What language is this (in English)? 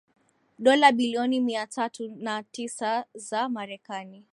Swahili